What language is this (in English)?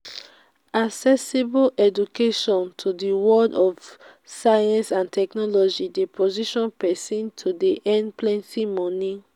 Nigerian Pidgin